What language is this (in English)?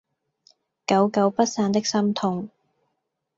Cantonese